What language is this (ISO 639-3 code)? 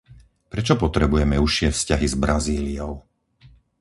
slk